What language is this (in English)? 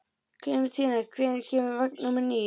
Icelandic